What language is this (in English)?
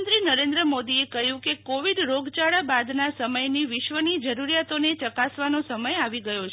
Gujarati